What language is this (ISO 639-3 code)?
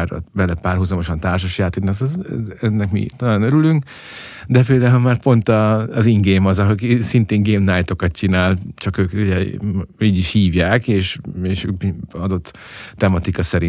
hun